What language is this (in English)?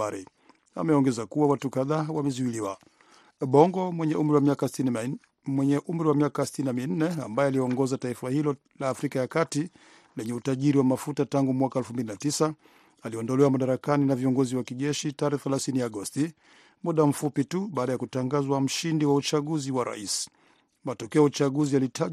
Swahili